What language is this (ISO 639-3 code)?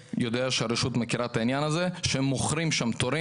heb